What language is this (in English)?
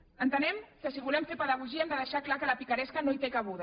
Catalan